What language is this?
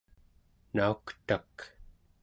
Central Yupik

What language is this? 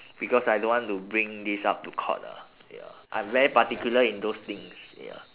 English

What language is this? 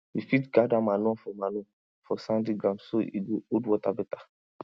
Nigerian Pidgin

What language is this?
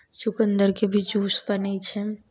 Maithili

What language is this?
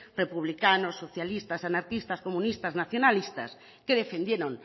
Spanish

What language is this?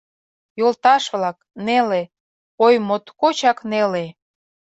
Mari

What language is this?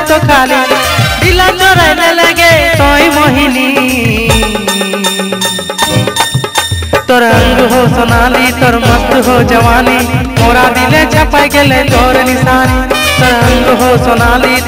Hindi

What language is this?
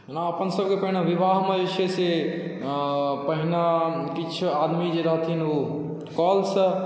Maithili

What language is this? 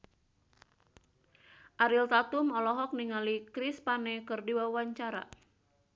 Sundanese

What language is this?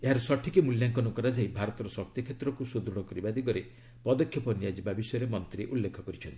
Odia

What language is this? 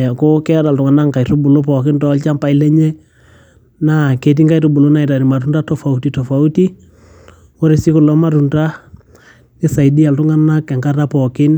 Masai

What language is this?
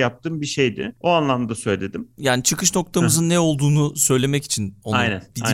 Turkish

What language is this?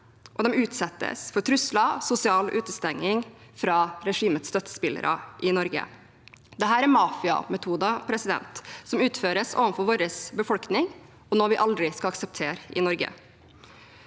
Norwegian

